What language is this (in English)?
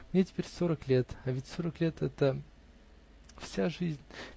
Russian